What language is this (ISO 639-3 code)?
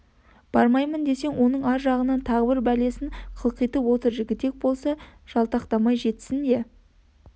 kaz